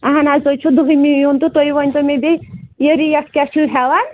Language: Kashmiri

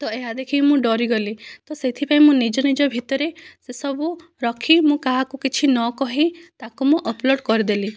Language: Odia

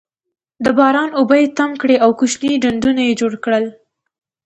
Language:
Pashto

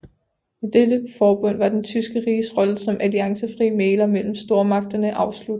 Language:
Danish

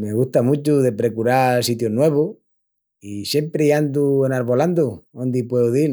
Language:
Extremaduran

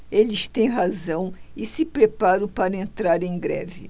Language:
Portuguese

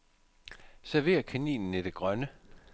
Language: Danish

